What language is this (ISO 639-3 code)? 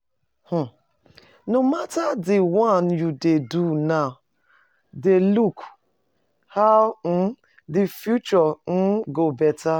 pcm